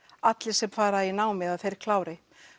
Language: Icelandic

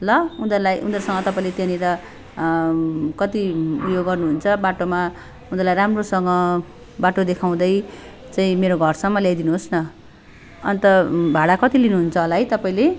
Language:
Nepali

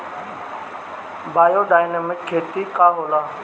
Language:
Bhojpuri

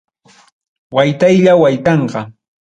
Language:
Ayacucho Quechua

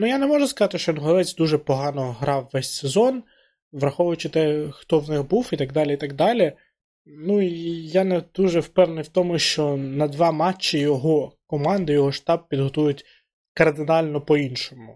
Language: Ukrainian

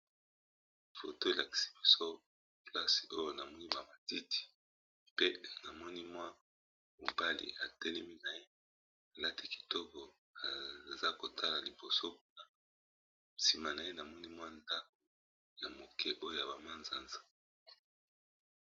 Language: Lingala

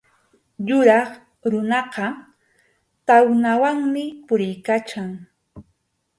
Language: Arequipa-La Unión Quechua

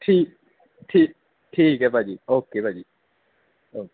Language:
Punjabi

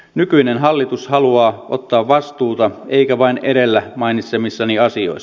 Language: Finnish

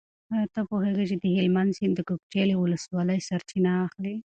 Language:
Pashto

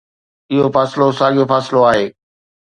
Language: Sindhi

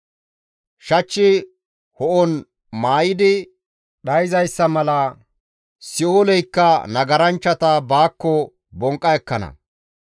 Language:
Gamo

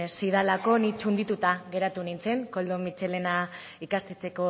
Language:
Basque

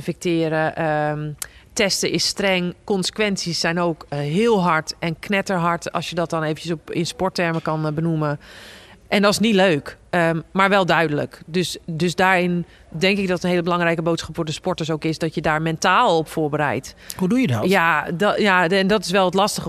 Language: Dutch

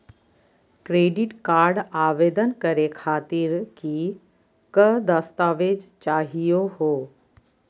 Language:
Magahi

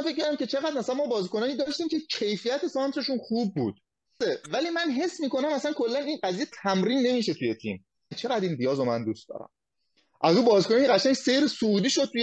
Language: Persian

